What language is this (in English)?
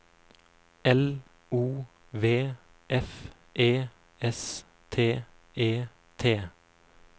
Norwegian